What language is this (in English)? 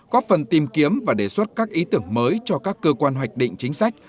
Vietnamese